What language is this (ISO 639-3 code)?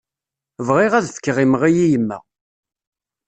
kab